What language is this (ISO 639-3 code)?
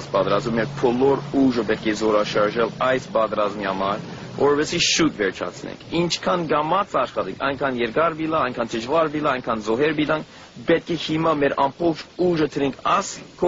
ron